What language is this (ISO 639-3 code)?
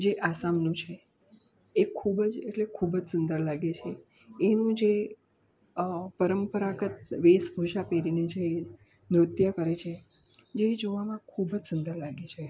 guj